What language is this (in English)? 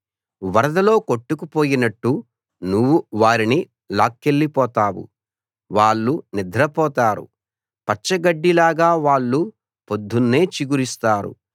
Telugu